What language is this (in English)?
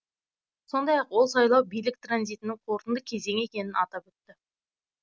Kazakh